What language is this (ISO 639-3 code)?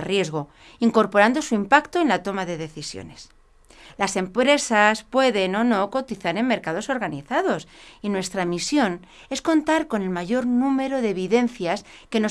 spa